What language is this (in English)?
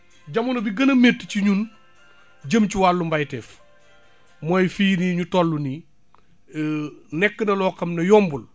Wolof